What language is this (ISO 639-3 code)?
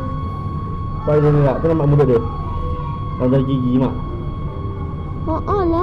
msa